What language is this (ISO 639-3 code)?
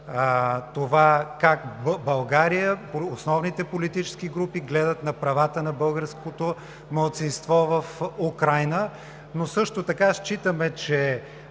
bul